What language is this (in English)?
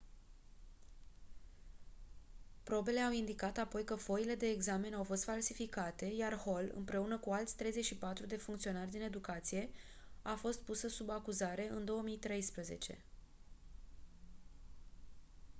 Romanian